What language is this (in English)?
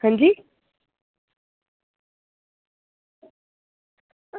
Dogri